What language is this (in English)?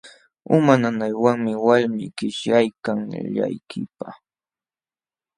Jauja Wanca Quechua